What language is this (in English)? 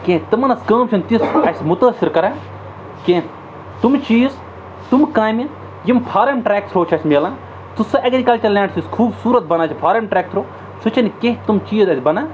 Kashmiri